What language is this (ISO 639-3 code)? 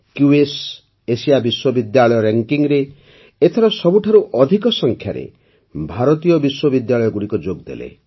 ori